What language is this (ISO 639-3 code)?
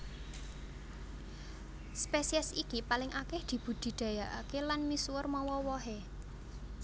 jav